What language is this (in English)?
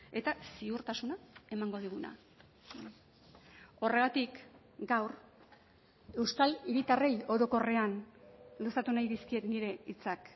Basque